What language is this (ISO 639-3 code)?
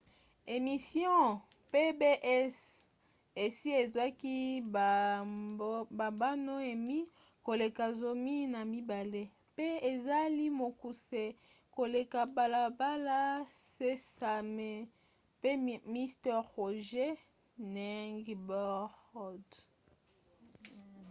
lin